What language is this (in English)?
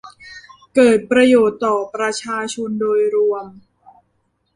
Thai